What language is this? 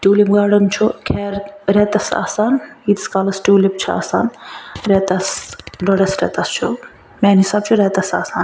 Kashmiri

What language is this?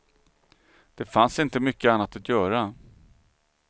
Swedish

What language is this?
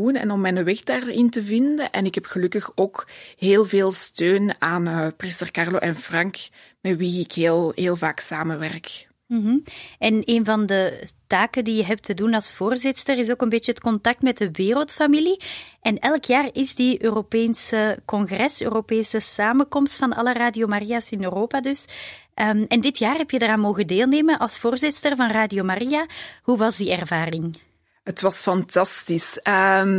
Dutch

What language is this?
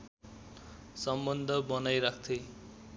Nepali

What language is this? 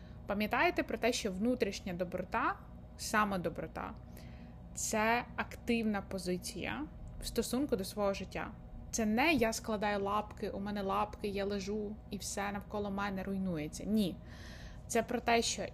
Ukrainian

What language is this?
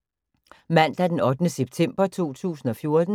Danish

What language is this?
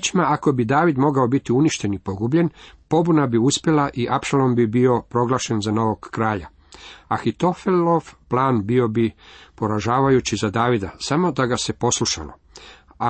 Croatian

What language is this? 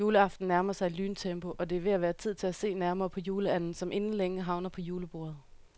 Danish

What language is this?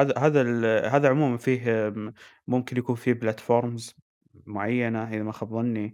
Arabic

